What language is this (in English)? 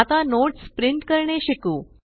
Marathi